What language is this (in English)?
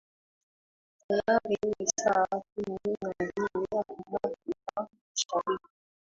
Swahili